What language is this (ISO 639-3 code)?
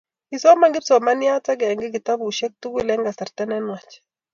kln